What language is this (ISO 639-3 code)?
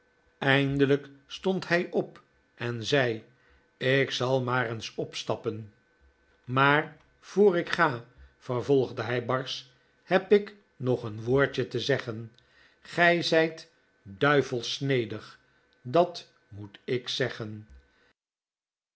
nld